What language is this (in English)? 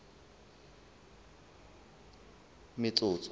Southern Sotho